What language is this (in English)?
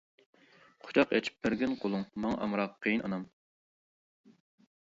Uyghur